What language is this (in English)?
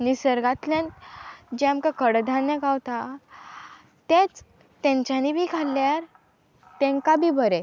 Konkani